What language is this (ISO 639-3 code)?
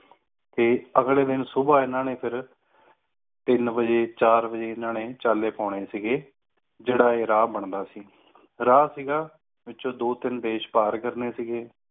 pan